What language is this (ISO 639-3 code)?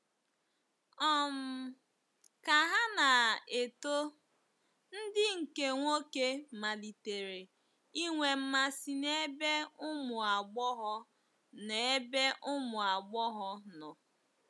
ibo